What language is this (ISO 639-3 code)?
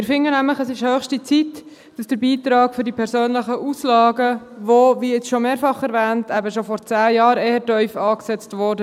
gsw